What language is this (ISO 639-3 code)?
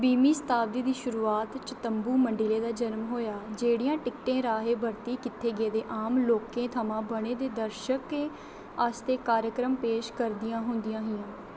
doi